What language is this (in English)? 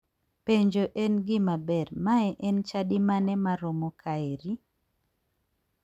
Luo (Kenya and Tanzania)